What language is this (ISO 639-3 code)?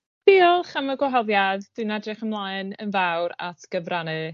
cym